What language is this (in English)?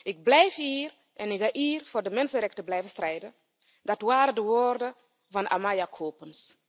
Dutch